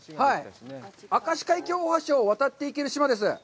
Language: Japanese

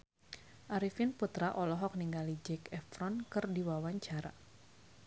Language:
Sundanese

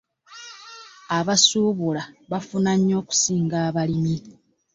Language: Ganda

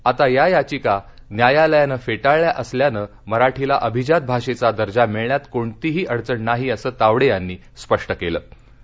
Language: Marathi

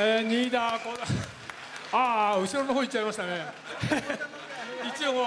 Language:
Japanese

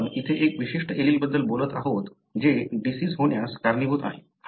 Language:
Marathi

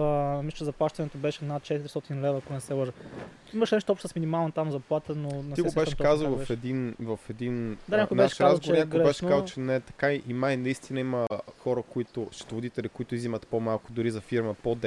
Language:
Bulgarian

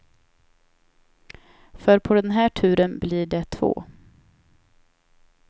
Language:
Swedish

